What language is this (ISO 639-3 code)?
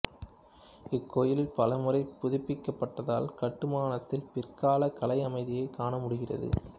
tam